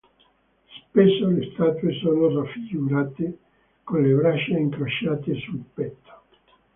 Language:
Italian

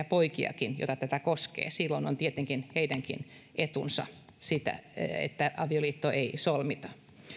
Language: Finnish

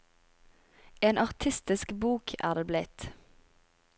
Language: Norwegian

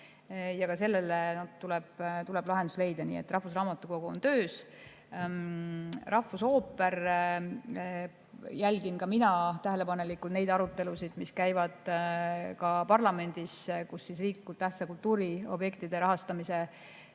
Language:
Estonian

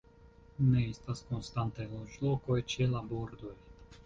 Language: Esperanto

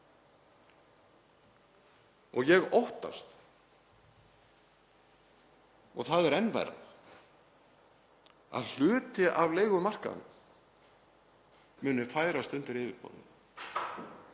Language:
Icelandic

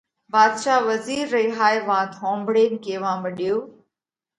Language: Parkari Koli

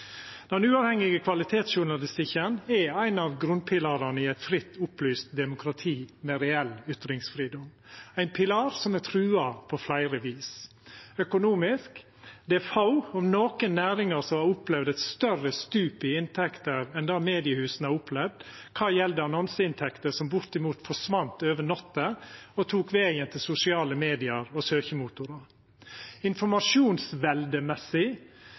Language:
Norwegian Nynorsk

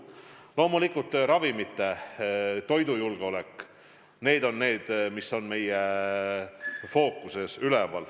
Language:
Estonian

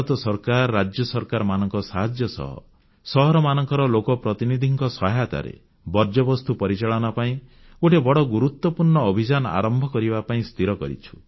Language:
Odia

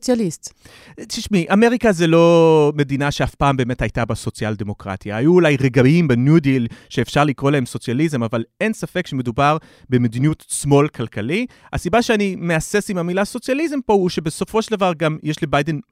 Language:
Hebrew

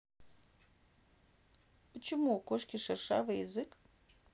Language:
Russian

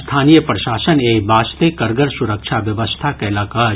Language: Maithili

